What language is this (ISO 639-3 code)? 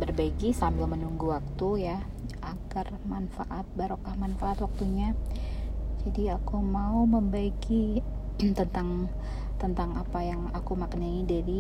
ind